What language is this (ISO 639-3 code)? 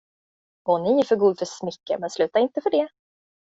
swe